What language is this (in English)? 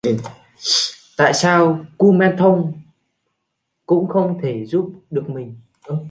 Vietnamese